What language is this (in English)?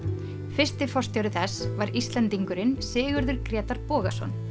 Icelandic